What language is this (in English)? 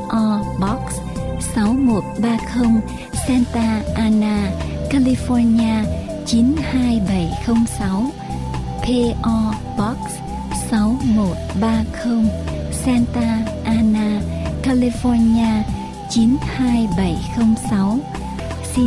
Vietnamese